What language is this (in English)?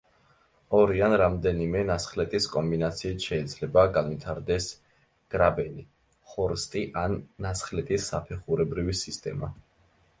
Georgian